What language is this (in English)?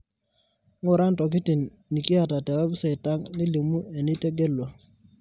Masai